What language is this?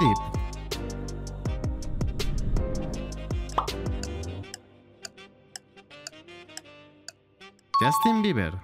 Spanish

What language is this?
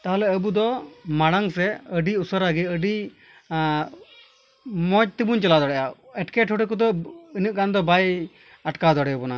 Santali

